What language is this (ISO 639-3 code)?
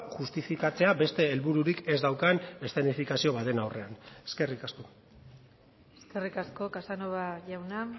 eus